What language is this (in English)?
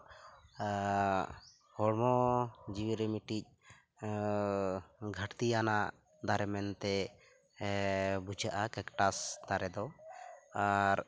Santali